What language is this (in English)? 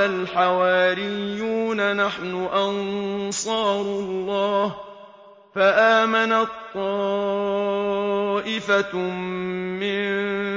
Arabic